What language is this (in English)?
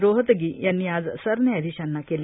Marathi